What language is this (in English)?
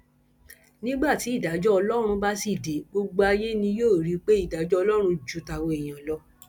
Yoruba